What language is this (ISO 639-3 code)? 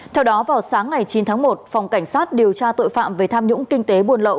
vie